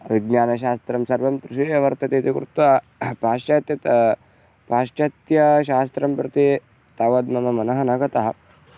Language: Sanskrit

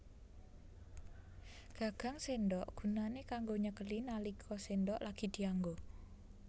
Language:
Javanese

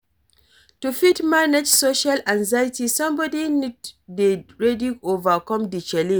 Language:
Nigerian Pidgin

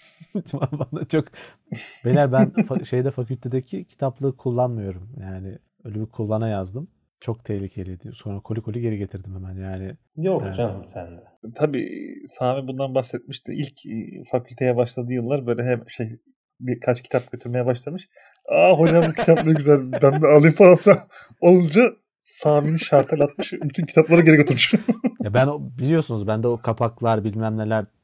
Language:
Turkish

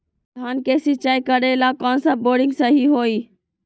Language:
Magahi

